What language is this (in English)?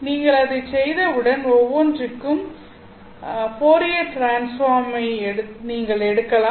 Tamil